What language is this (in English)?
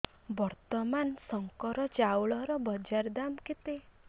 Odia